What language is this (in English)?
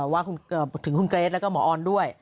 Thai